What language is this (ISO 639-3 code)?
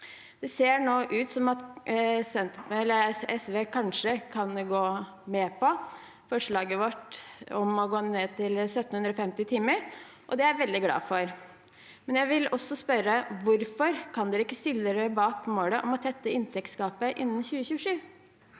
nor